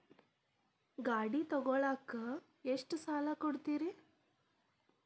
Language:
Kannada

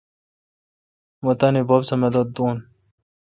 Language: Kalkoti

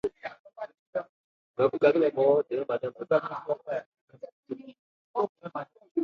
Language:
Ebrié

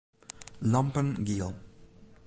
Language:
Western Frisian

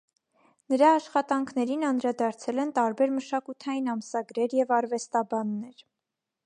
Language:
Armenian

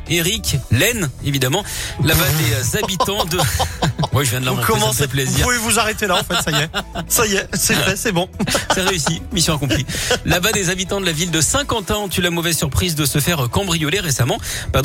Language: French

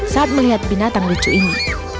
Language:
Indonesian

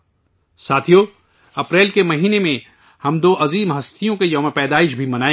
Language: Urdu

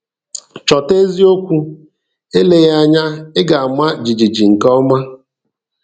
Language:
Igbo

